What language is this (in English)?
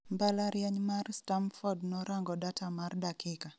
Luo (Kenya and Tanzania)